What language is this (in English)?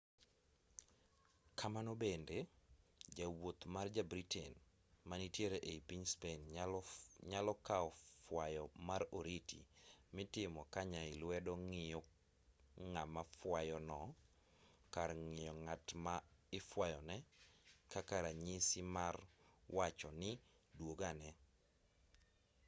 Luo (Kenya and Tanzania)